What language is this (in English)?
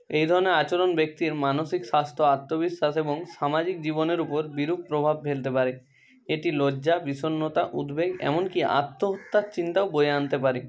Bangla